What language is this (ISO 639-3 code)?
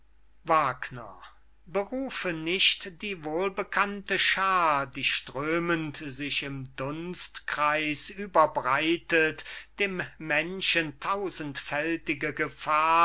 deu